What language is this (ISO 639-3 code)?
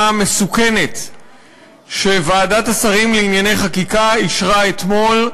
heb